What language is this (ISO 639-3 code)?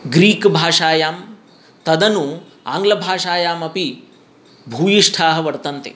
san